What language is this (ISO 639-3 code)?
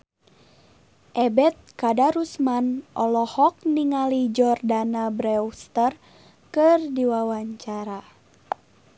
sun